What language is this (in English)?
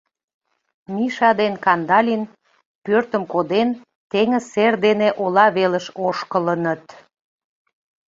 Mari